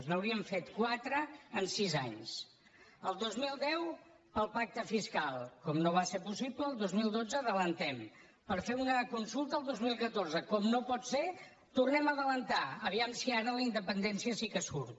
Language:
Catalan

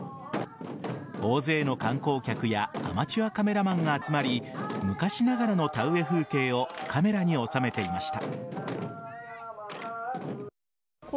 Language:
Japanese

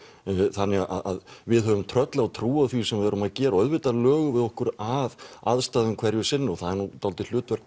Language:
Icelandic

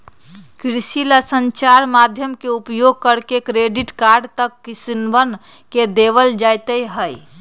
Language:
Magahi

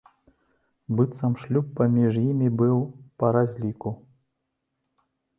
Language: Belarusian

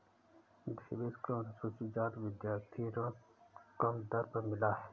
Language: Hindi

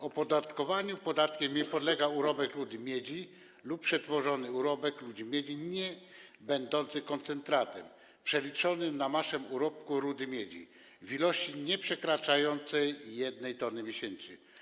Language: Polish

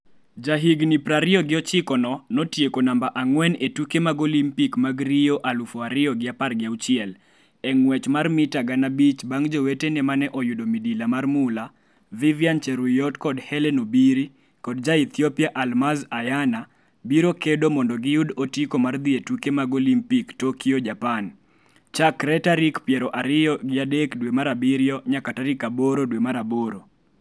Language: Luo (Kenya and Tanzania)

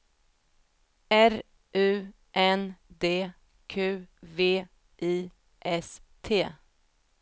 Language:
Swedish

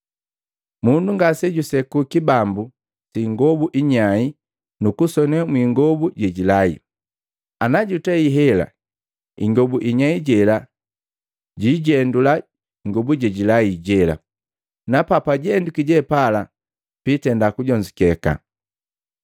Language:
Matengo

